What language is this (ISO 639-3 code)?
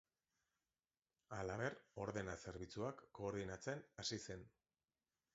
eus